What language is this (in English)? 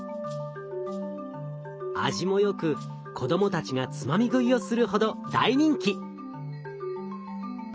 Japanese